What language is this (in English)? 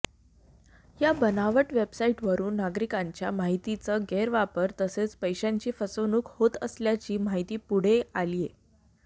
Marathi